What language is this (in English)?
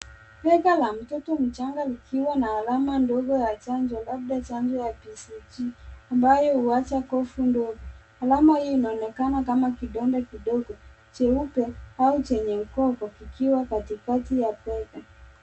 Swahili